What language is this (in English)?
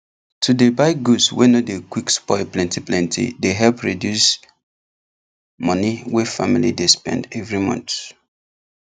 Nigerian Pidgin